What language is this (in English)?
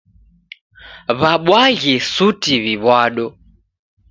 Taita